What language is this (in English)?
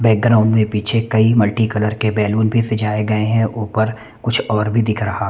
Hindi